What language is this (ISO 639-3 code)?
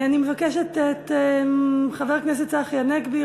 heb